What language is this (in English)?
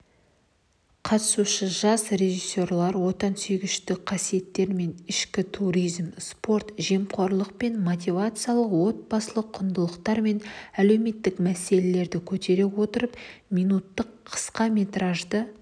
Kazakh